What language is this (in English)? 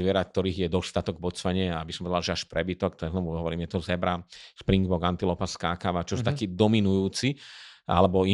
Slovak